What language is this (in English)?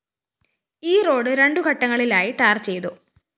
Malayalam